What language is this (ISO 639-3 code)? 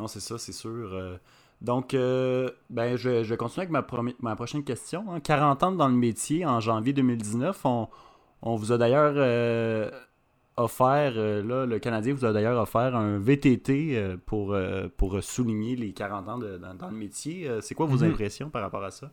fra